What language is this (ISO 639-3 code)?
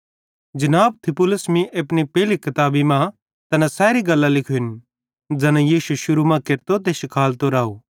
bhd